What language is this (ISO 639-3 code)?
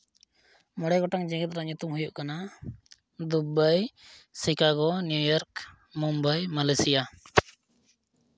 sat